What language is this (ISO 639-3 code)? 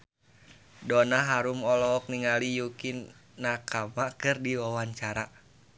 sun